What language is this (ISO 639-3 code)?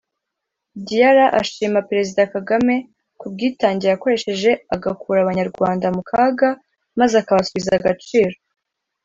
kin